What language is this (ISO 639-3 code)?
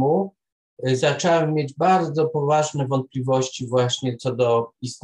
pol